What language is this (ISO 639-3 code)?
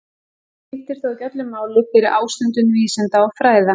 isl